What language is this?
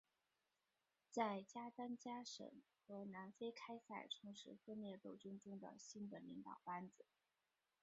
Chinese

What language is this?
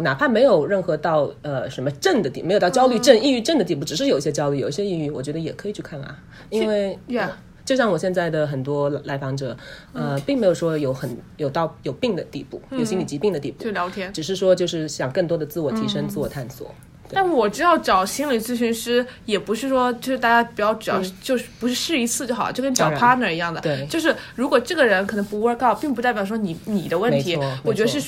Chinese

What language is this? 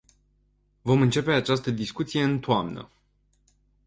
Romanian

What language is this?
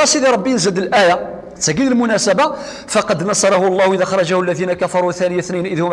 Arabic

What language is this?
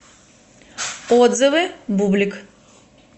Russian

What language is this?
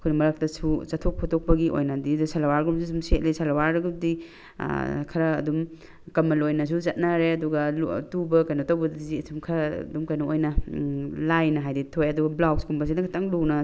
Manipuri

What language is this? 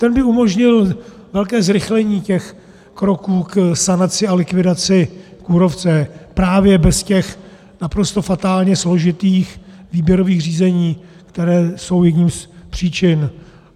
Czech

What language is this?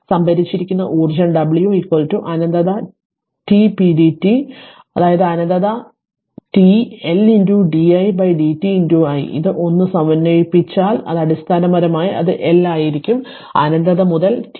Malayalam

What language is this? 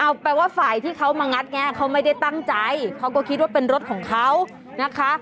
Thai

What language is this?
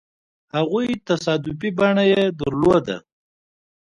Pashto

